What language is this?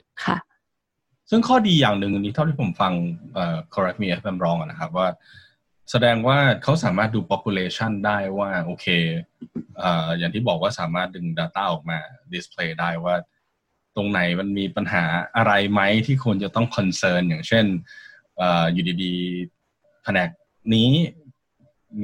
Thai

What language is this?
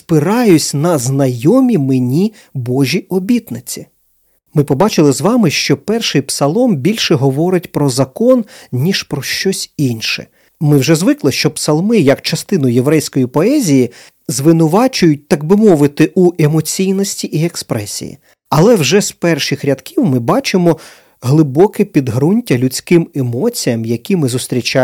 Ukrainian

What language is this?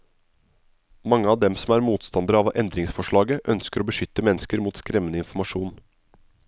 Norwegian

